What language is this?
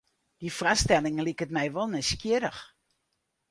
Western Frisian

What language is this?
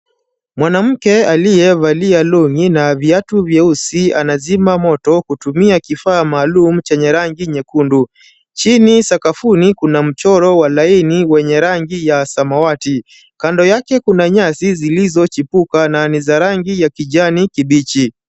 Swahili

